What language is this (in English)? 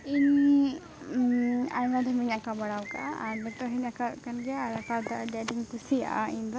Santali